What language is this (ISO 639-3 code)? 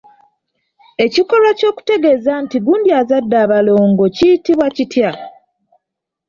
lug